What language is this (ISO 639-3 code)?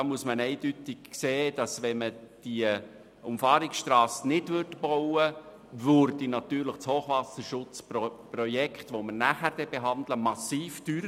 gsw